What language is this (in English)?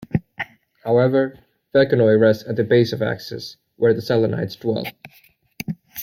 English